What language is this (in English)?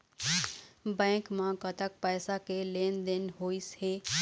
Chhattisgarhi